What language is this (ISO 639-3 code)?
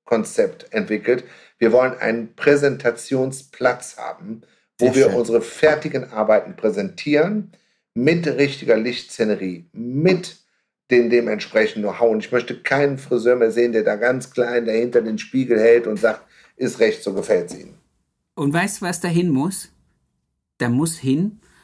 deu